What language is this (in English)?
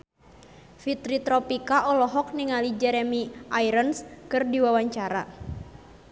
Sundanese